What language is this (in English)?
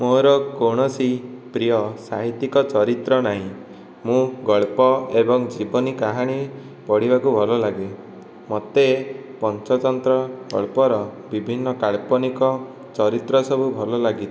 Odia